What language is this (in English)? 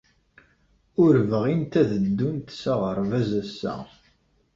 Kabyle